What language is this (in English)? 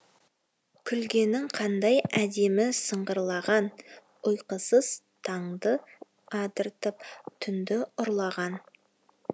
Kazakh